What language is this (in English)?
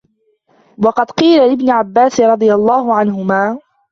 Arabic